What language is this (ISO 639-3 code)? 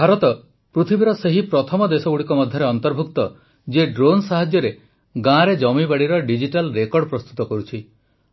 ori